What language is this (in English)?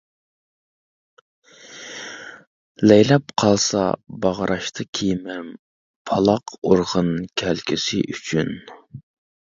Uyghur